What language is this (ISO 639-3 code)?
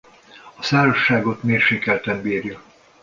hun